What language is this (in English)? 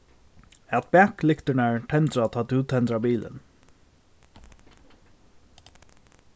Faroese